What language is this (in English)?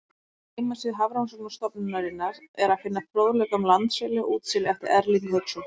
Icelandic